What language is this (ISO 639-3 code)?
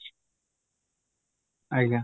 ori